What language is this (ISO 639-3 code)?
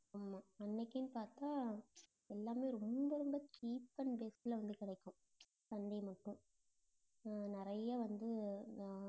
tam